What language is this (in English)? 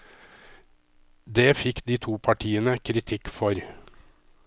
Norwegian